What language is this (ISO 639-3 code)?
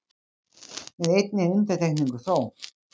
isl